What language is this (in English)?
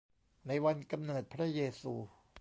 Thai